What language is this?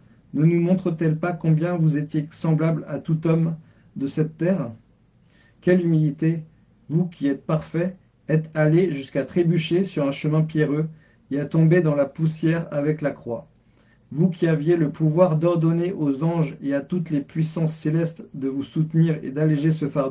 French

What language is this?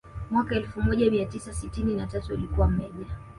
Swahili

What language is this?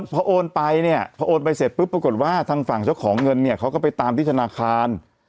Thai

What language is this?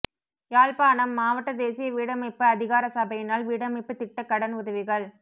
Tamil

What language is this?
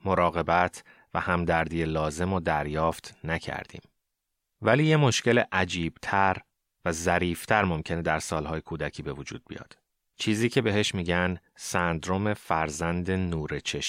Persian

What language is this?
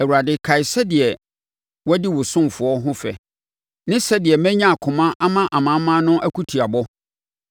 Akan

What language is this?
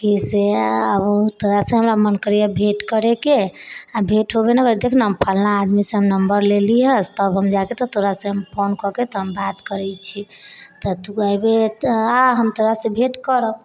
Maithili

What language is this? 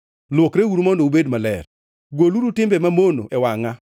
Luo (Kenya and Tanzania)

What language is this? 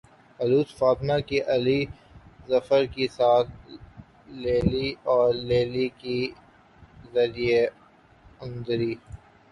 Urdu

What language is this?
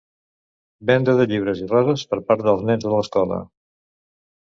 Catalan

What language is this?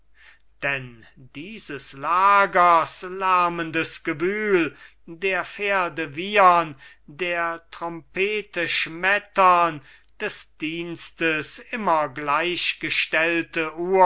German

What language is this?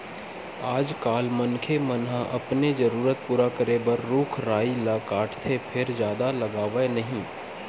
Chhattisgarhi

